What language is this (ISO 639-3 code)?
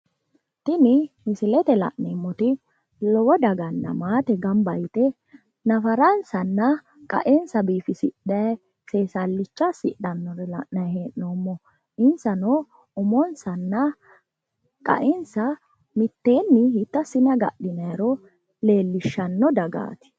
sid